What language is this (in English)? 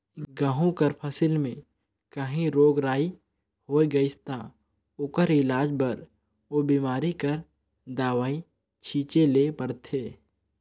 Chhattisgarhi